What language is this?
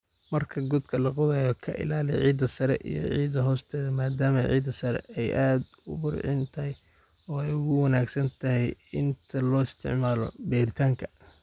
Somali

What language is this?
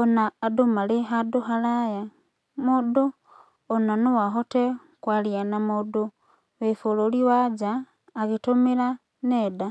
Kikuyu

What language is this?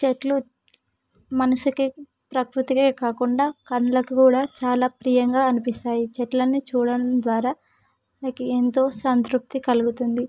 Telugu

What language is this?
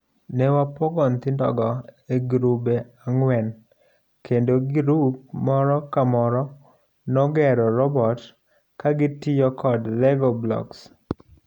Luo (Kenya and Tanzania)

